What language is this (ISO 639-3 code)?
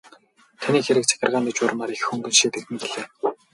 mon